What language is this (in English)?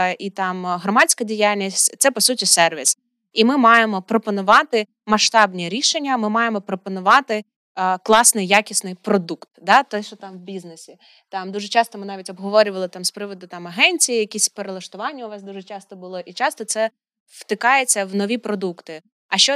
Ukrainian